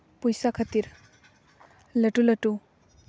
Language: Santali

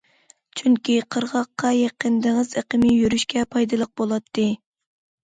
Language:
Uyghur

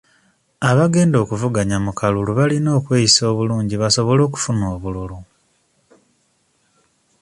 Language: Ganda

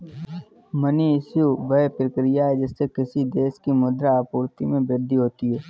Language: Hindi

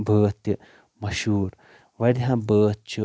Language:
Kashmiri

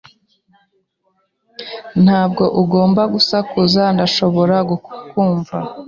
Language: Kinyarwanda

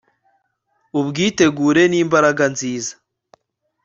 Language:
Kinyarwanda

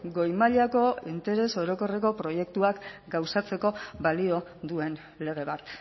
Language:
Basque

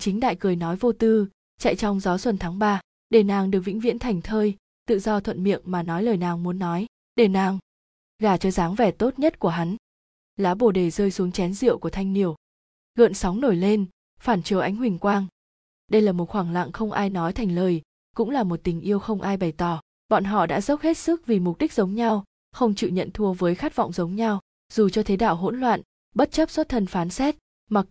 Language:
Vietnamese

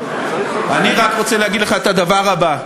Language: Hebrew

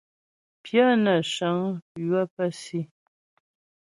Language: Ghomala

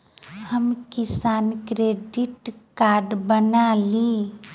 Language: Maithili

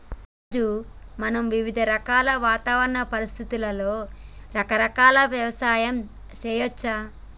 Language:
Telugu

